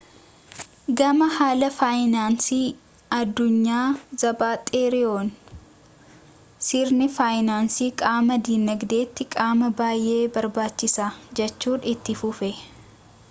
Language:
Oromo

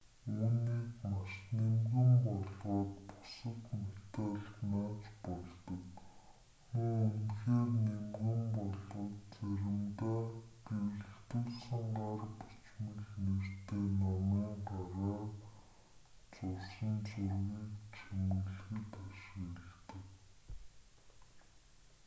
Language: Mongolian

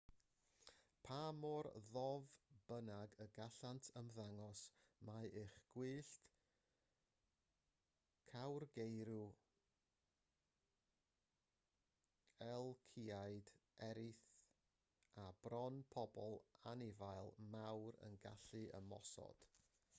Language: Welsh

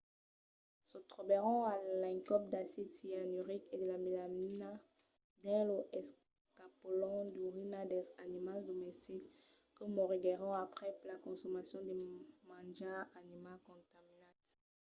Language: Occitan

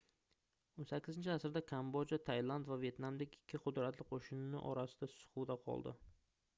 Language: Uzbek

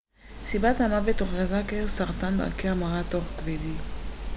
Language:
Hebrew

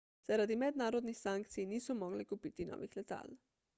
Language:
Slovenian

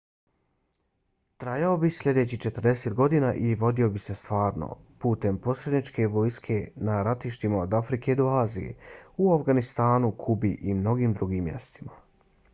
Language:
Bosnian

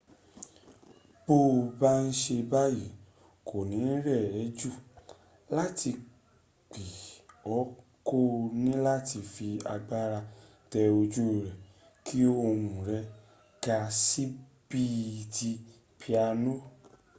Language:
Yoruba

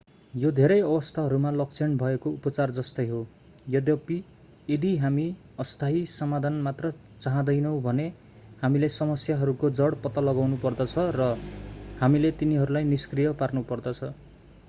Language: Nepali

